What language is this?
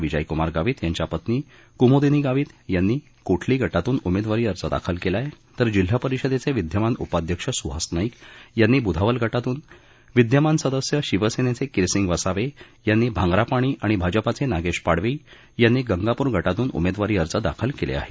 Marathi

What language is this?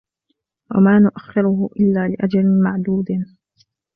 Arabic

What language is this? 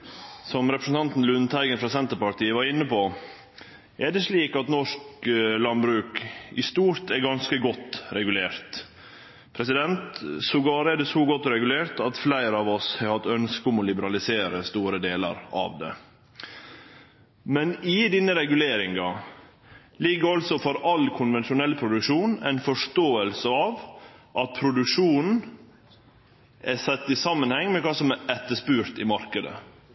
Norwegian Nynorsk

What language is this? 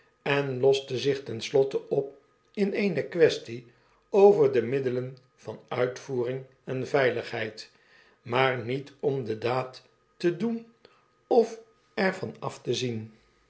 Dutch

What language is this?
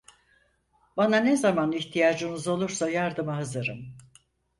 Turkish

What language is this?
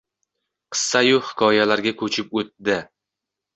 Uzbek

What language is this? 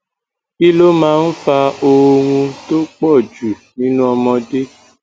Yoruba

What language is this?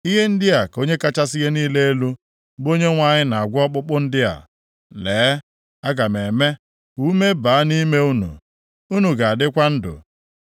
Igbo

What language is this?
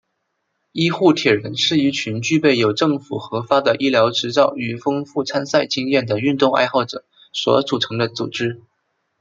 Chinese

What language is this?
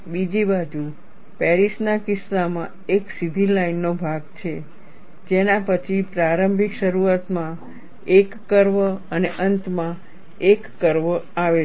Gujarati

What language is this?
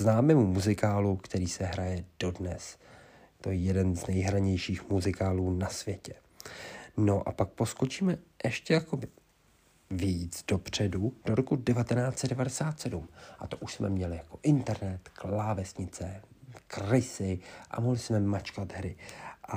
Czech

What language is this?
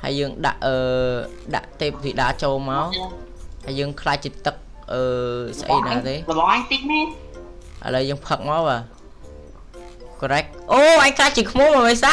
Vietnamese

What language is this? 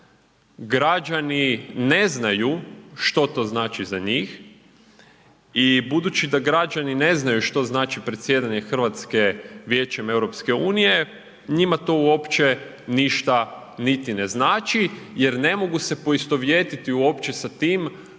Croatian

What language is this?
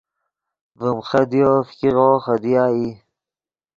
Yidgha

